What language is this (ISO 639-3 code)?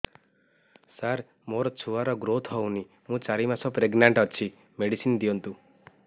ori